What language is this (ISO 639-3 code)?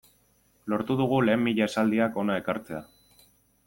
eus